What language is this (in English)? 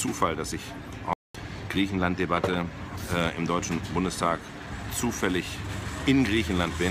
German